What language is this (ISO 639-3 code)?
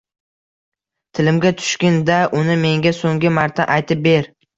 uzb